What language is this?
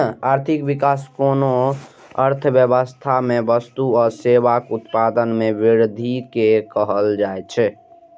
Maithili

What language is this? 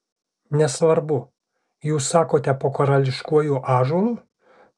Lithuanian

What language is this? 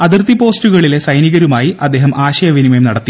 Malayalam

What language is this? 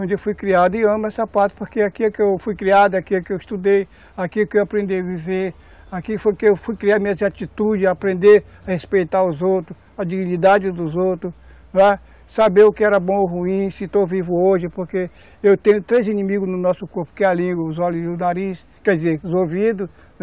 Portuguese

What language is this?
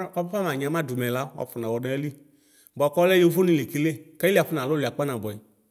Ikposo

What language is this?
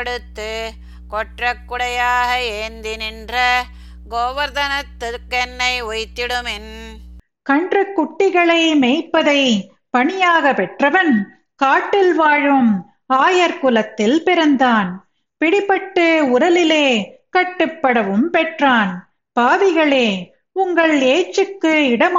Tamil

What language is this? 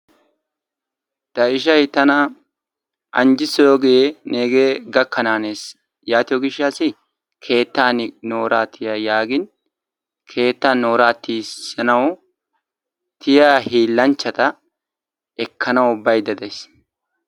Wolaytta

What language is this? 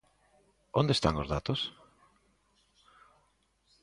Galician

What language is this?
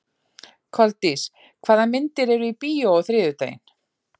Icelandic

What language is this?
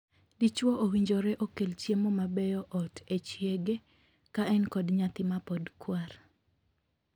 Luo (Kenya and Tanzania)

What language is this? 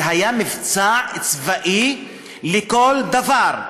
Hebrew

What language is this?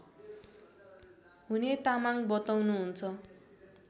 Nepali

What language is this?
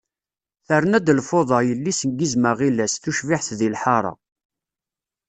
Kabyle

